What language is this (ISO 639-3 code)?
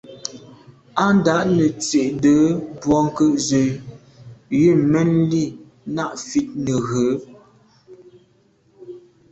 byv